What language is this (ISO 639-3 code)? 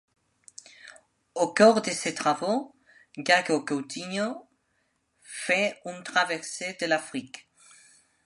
fra